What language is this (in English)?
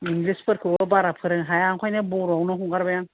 Bodo